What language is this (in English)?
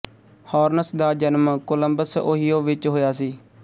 Punjabi